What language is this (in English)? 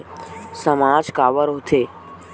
Chhattisgarhi